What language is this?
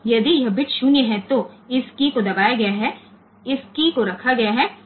Hindi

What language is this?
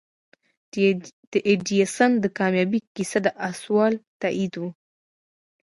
Pashto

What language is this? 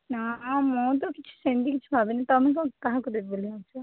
Odia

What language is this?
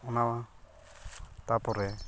Santali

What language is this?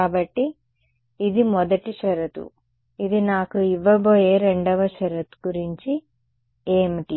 Telugu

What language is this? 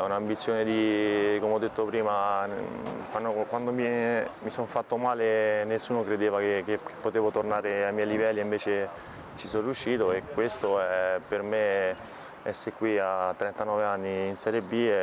Italian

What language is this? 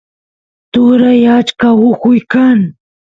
Santiago del Estero Quichua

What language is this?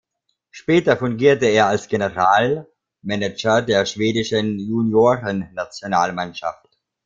German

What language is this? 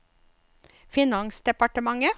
Norwegian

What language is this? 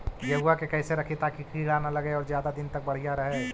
Magahi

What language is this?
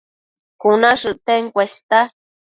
Matsés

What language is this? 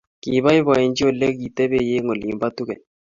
Kalenjin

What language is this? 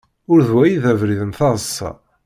Kabyle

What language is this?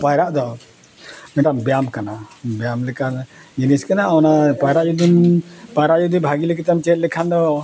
Santali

